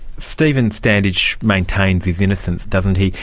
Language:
English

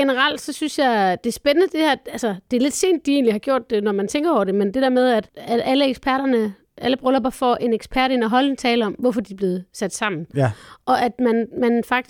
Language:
Danish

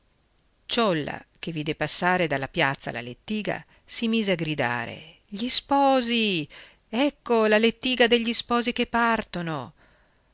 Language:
Italian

